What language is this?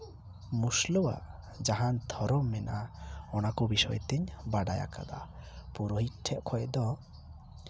Santali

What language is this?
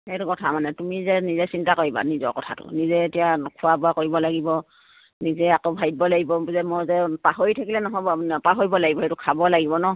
Assamese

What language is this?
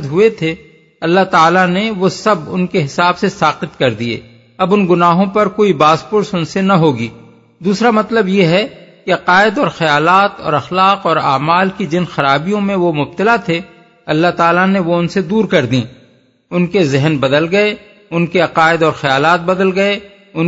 Urdu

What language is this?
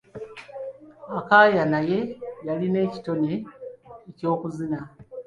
Ganda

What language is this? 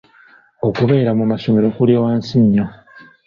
Ganda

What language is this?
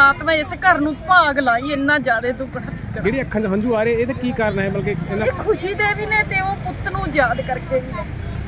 Punjabi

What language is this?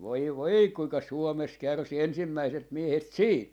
Finnish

